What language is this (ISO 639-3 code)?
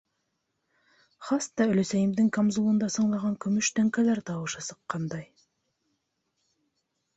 bak